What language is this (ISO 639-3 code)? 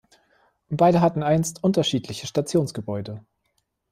deu